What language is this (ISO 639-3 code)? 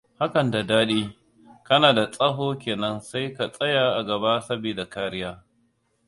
hau